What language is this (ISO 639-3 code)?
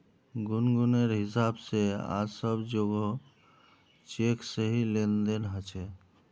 mag